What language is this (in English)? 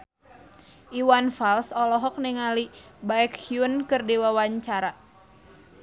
Sundanese